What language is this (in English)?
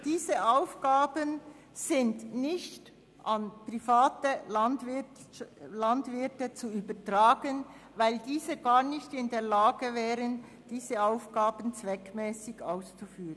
Swiss German